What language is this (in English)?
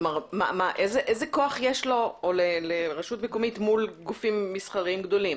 Hebrew